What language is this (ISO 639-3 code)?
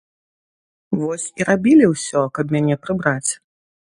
bel